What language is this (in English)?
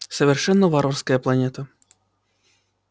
Russian